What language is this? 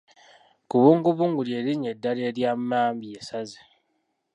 Ganda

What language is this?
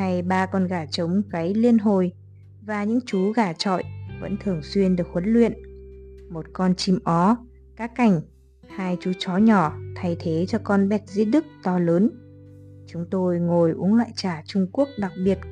Vietnamese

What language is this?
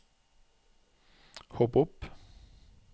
Norwegian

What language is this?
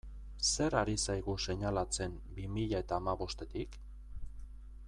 Basque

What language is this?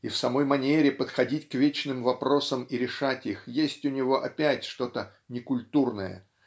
Russian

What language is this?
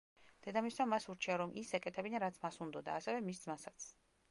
Georgian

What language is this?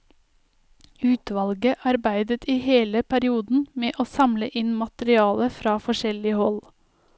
Norwegian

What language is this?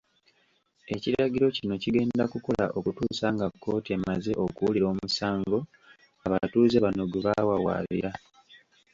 Ganda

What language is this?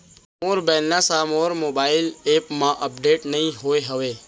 Chhattisgarhi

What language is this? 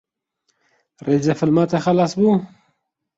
Kurdish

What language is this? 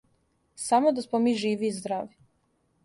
Serbian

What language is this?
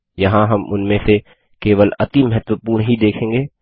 Hindi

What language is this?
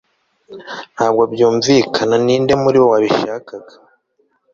Kinyarwanda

